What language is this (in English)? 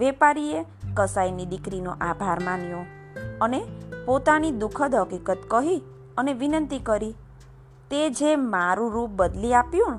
Gujarati